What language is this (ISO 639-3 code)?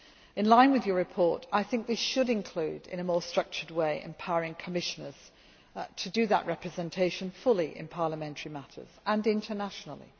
eng